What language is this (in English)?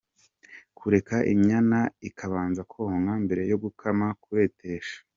Kinyarwanda